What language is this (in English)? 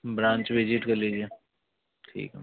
Hindi